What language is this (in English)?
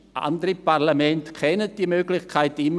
Swiss German